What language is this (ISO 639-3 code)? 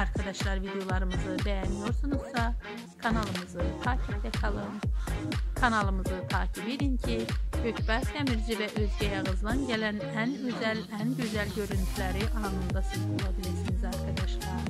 tur